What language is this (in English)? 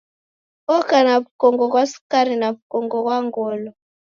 Taita